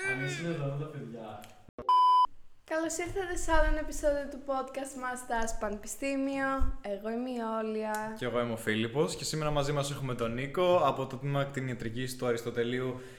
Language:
Greek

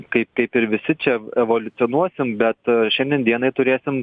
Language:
Lithuanian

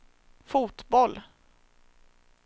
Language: Swedish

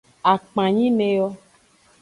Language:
Aja (Benin)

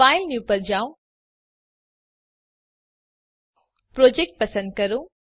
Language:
Gujarati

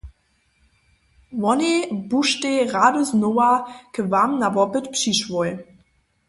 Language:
Upper Sorbian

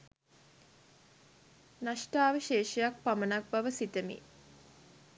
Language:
Sinhala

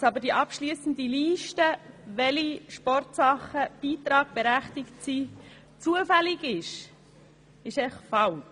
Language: Swiss German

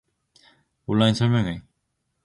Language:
Korean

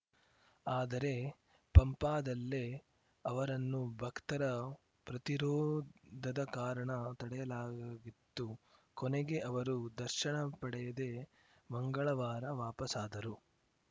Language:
Kannada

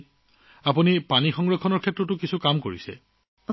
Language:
Assamese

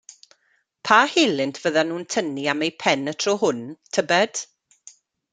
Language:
Welsh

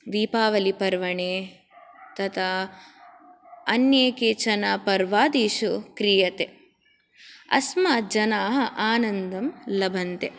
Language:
Sanskrit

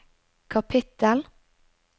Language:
Norwegian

